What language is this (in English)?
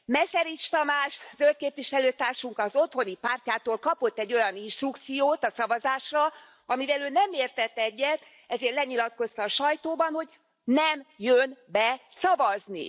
Hungarian